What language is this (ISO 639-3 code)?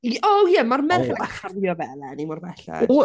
cym